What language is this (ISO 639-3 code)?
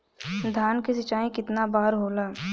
bho